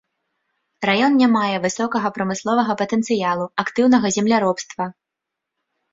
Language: Belarusian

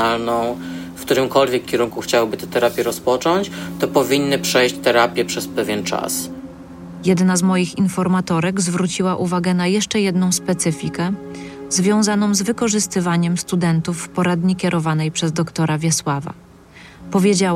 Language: Polish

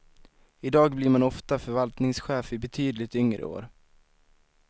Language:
Swedish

